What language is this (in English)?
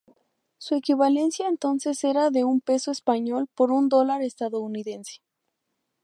Spanish